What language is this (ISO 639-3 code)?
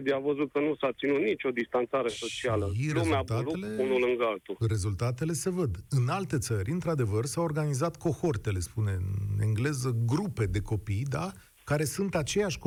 ron